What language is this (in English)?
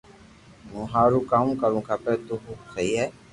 Loarki